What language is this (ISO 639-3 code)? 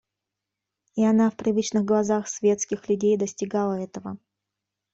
rus